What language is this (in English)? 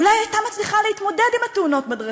Hebrew